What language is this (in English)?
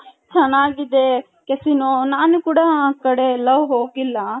Kannada